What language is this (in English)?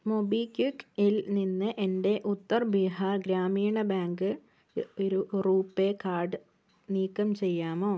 Malayalam